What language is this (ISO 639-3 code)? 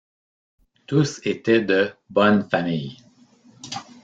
fra